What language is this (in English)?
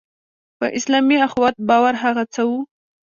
Pashto